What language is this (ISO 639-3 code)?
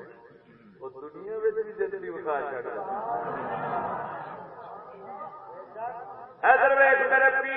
urd